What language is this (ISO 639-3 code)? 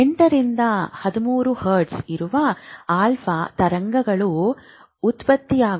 kan